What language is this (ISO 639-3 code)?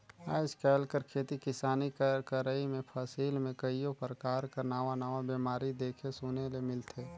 hne